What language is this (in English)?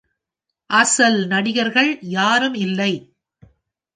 Tamil